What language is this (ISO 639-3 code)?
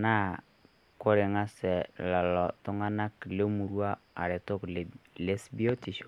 mas